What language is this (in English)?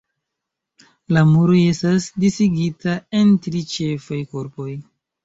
Esperanto